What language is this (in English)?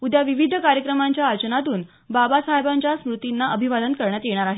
Marathi